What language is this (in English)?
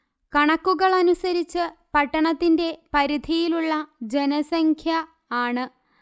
Malayalam